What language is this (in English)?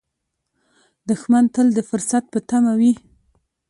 Pashto